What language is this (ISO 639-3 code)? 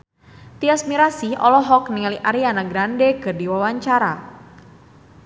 sun